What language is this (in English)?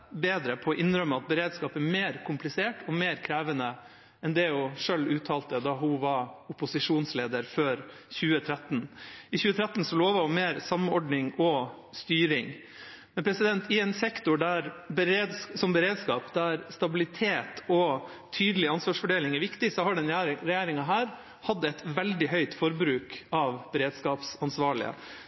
Norwegian Bokmål